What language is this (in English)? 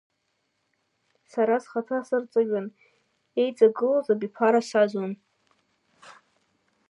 Abkhazian